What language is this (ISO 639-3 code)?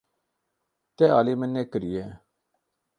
kur